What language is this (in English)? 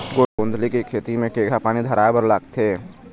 Chhattisgarhi